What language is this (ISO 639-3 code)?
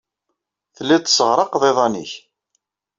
kab